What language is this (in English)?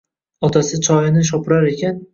Uzbek